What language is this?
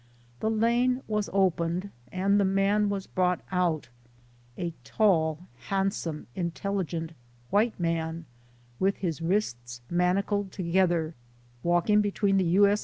English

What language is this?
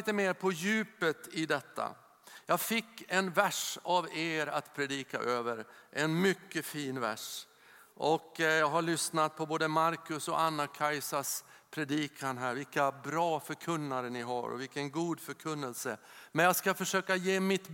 Swedish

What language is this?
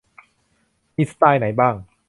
Thai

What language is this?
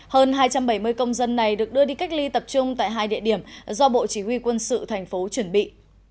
Vietnamese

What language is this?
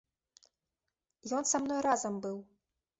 Belarusian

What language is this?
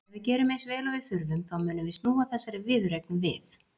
Icelandic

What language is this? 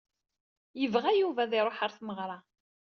Kabyle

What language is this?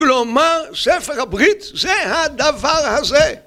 Hebrew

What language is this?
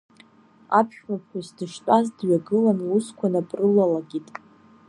Abkhazian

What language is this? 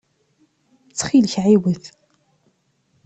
Kabyle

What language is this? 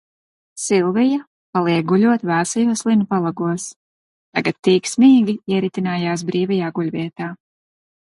Latvian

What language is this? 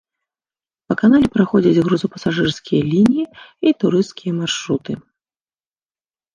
Belarusian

